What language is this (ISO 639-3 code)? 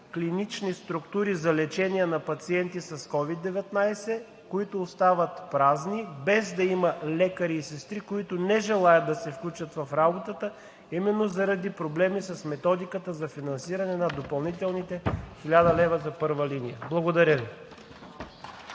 bul